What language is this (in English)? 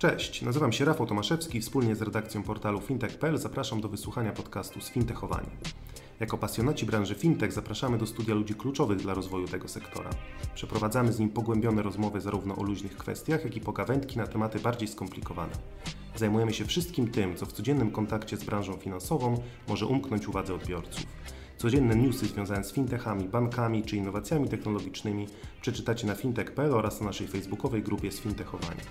Polish